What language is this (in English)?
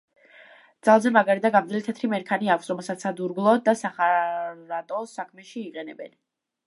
Georgian